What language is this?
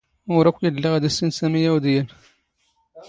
Standard Moroccan Tamazight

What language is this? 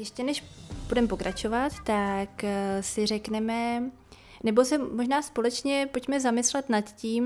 Czech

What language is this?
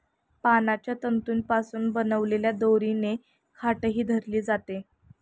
Marathi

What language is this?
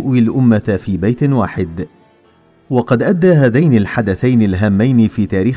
Arabic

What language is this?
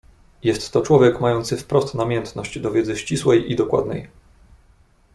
Polish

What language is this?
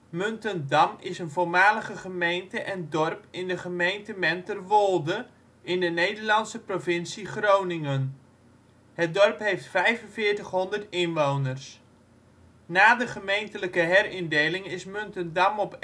Dutch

